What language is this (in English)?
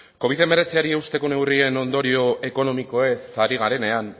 Basque